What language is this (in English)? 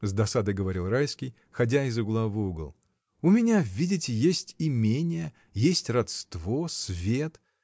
Russian